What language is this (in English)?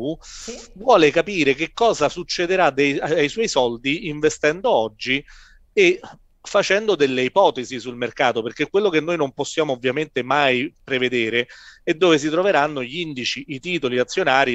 Italian